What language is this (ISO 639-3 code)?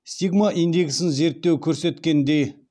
kaz